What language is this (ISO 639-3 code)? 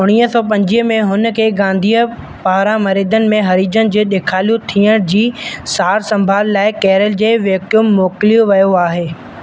snd